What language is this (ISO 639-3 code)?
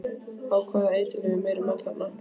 isl